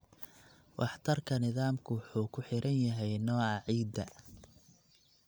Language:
Somali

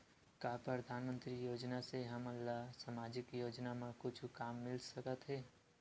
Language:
Chhattisgarhi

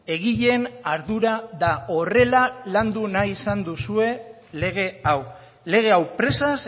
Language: Basque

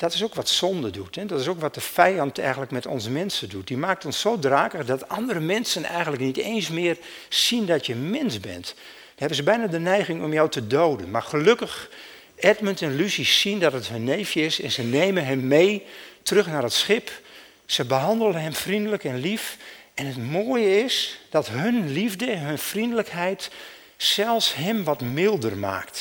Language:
Dutch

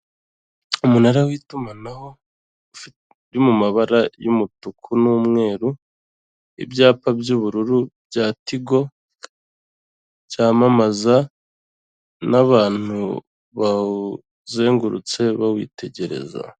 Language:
Kinyarwanda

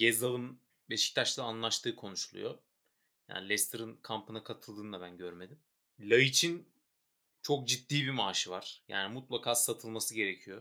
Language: Turkish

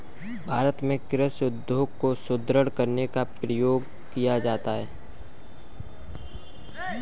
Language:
Hindi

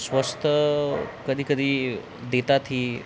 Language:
Marathi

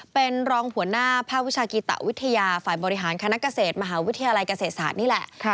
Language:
Thai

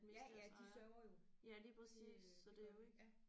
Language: Danish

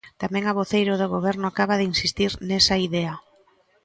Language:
Galician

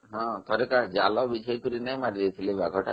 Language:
Odia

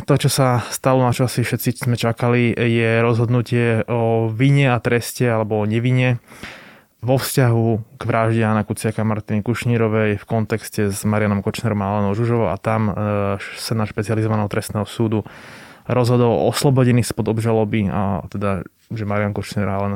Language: Slovak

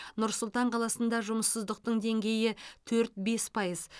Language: Kazakh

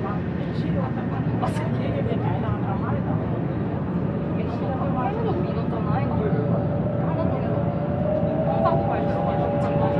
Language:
Korean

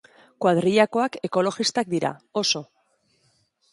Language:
Basque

